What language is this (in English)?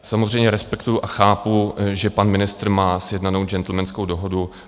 Czech